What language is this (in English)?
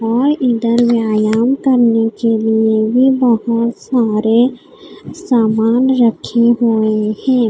Hindi